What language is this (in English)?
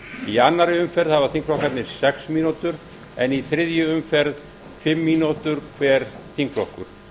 Icelandic